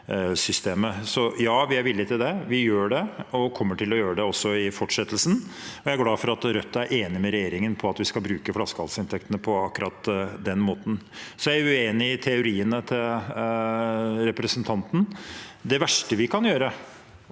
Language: Norwegian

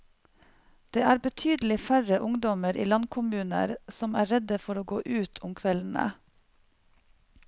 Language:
Norwegian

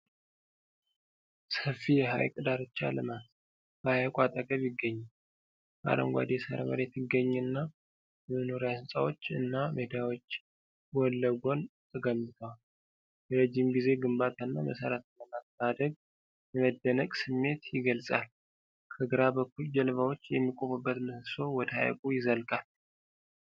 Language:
Amharic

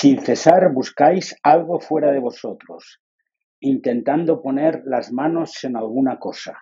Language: Spanish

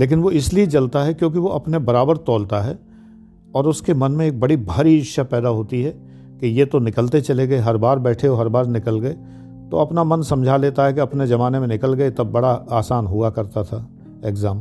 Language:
Hindi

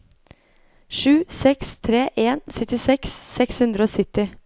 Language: Norwegian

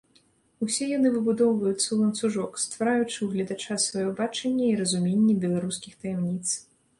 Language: Belarusian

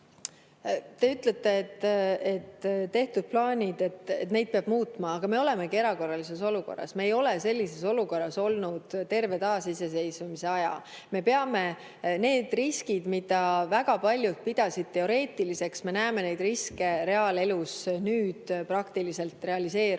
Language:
Estonian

